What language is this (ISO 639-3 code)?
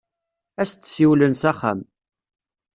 kab